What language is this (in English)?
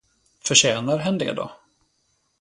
Swedish